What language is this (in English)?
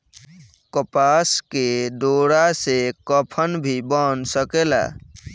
Bhojpuri